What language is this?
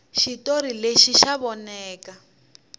Tsonga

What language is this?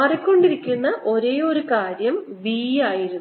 Malayalam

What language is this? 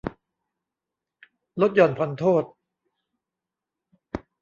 Thai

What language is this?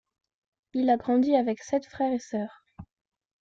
French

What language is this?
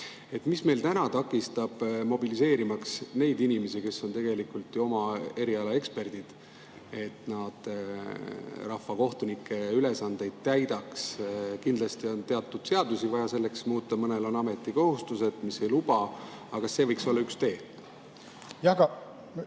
Estonian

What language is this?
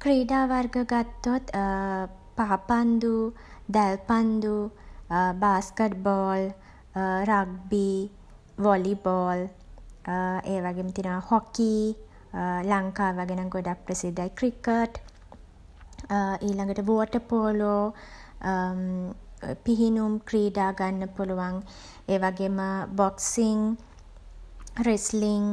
Sinhala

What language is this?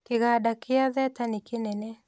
Kikuyu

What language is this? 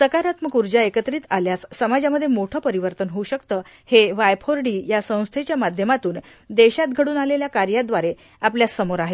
Marathi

